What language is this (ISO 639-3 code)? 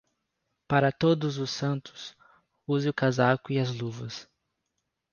por